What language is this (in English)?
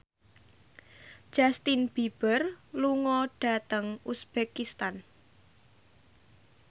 Javanese